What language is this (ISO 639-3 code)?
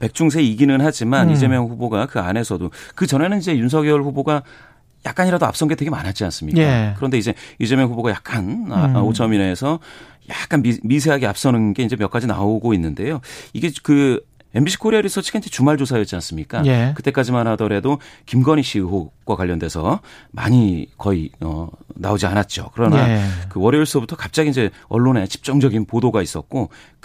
kor